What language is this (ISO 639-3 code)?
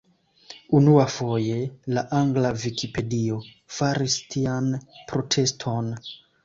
epo